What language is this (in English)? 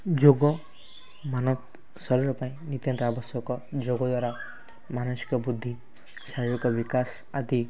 Odia